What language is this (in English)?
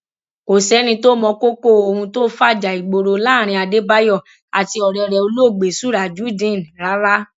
Yoruba